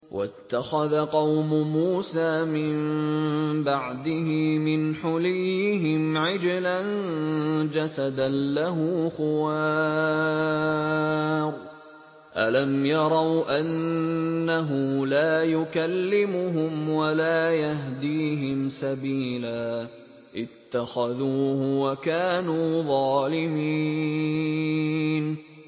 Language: Arabic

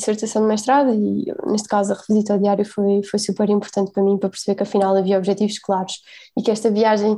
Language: Portuguese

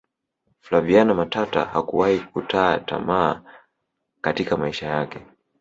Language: Swahili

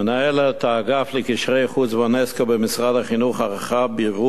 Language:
Hebrew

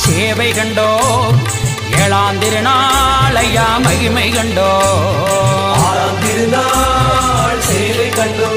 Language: Tamil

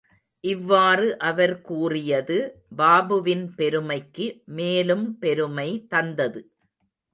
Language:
Tamil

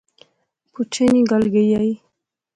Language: Pahari-Potwari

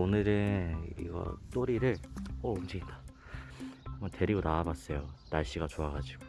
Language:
Korean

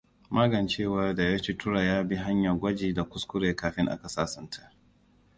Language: Hausa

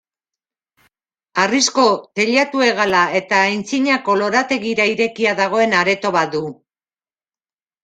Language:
Basque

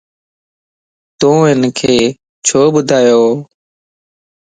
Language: Lasi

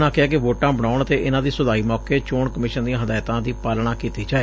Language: Punjabi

